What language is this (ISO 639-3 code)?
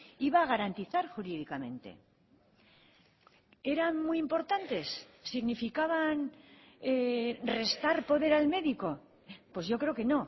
spa